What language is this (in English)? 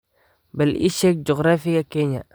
Somali